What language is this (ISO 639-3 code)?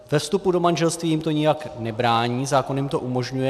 ces